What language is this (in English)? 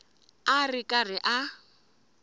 Tsonga